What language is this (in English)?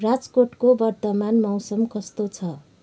Nepali